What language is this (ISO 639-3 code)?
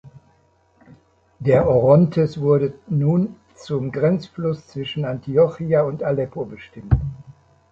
deu